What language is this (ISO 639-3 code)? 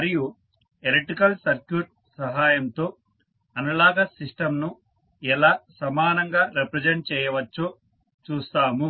tel